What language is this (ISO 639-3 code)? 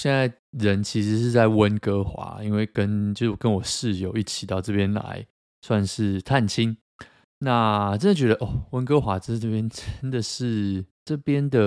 zho